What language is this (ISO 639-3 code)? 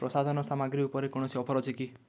ori